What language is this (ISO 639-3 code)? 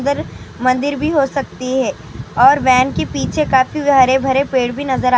urd